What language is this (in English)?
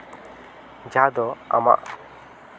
Santali